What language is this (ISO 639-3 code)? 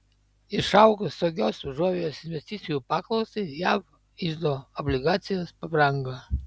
lit